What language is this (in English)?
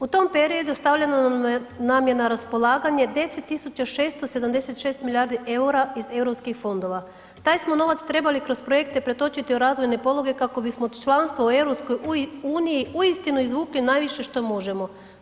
Croatian